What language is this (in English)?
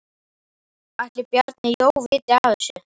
Icelandic